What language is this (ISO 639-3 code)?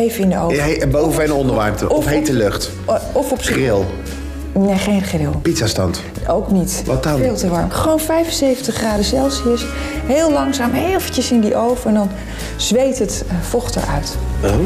nld